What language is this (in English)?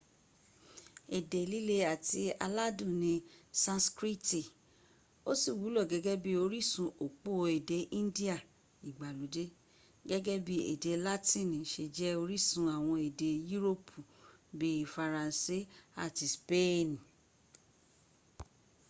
Yoruba